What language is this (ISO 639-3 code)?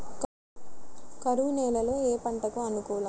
tel